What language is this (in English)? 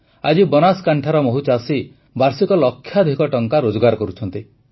Odia